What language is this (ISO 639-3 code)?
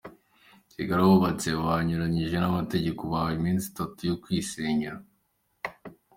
kin